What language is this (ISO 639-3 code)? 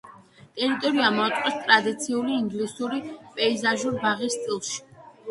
kat